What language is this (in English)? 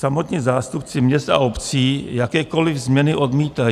Czech